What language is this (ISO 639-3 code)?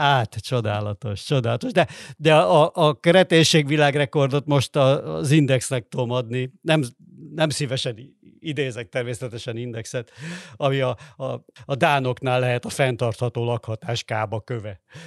hun